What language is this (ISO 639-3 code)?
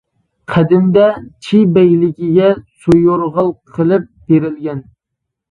uig